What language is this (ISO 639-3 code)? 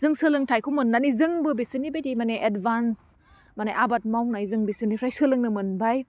brx